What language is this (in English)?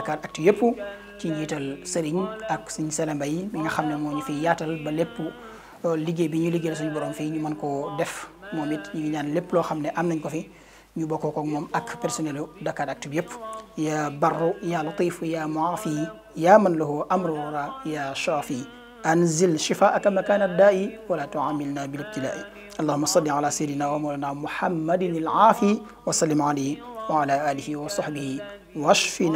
Arabic